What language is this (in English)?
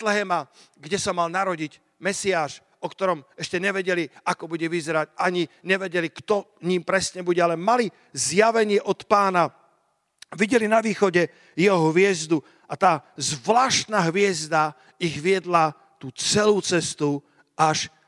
Slovak